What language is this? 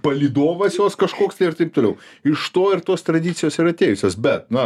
Lithuanian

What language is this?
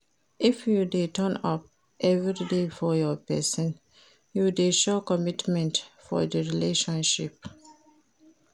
Nigerian Pidgin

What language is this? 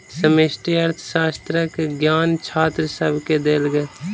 Maithili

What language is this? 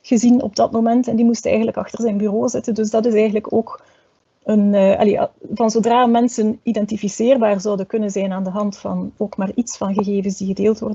Dutch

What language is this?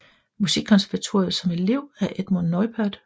Danish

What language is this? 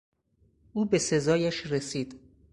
Persian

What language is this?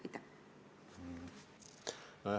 Estonian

